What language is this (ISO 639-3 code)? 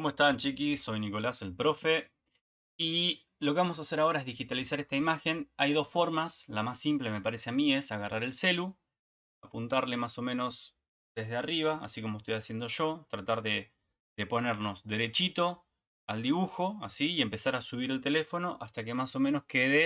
spa